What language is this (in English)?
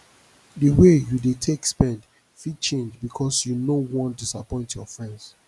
Nigerian Pidgin